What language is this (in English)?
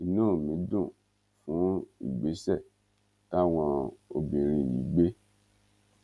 Yoruba